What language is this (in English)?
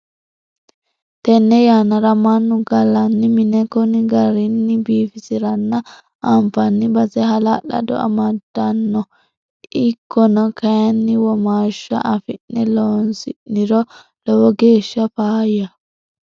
Sidamo